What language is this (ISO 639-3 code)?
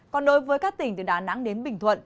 vie